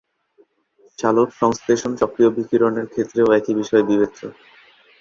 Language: Bangla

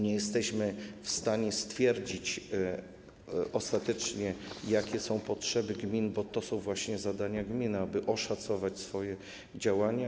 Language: Polish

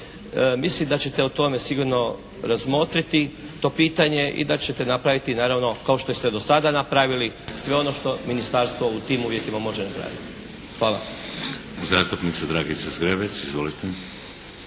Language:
Croatian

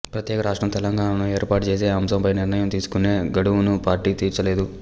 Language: Telugu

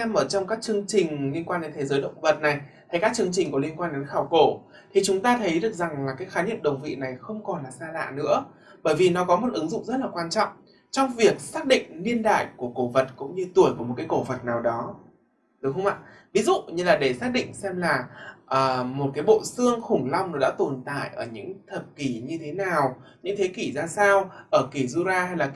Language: Vietnamese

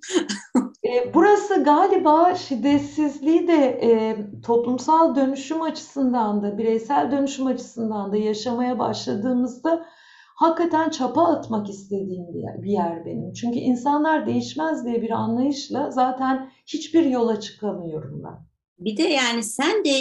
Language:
Turkish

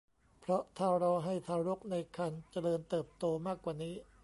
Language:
Thai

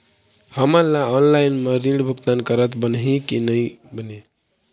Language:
Chhattisgarhi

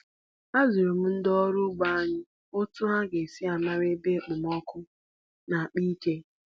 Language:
Igbo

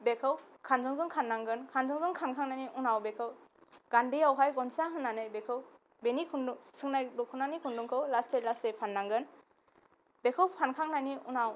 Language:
Bodo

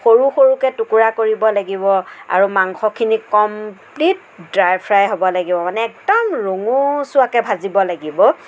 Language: Assamese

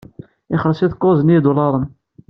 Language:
Kabyle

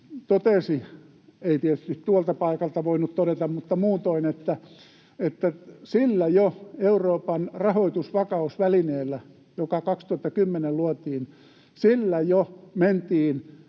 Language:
Finnish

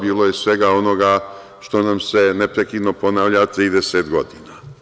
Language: Serbian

